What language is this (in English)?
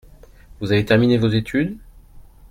French